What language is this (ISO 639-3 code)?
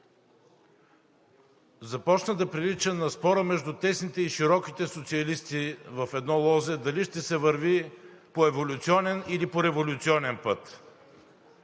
bul